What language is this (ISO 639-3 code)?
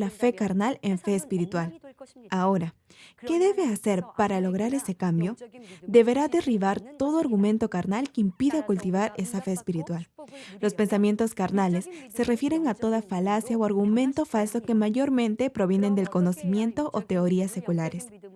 spa